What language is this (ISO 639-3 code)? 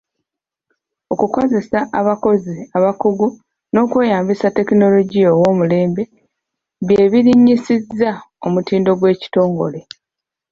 lug